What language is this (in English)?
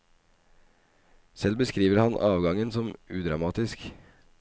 Norwegian